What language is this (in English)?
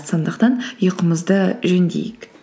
Kazakh